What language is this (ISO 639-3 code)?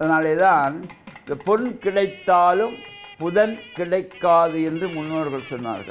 ara